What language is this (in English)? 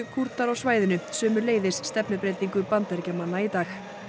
Icelandic